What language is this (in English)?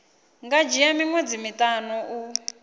Venda